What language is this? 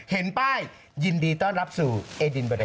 Thai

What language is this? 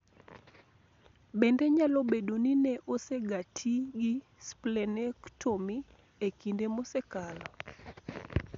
Luo (Kenya and Tanzania)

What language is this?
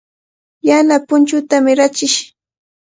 Cajatambo North Lima Quechua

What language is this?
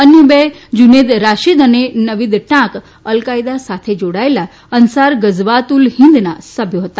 Gujarati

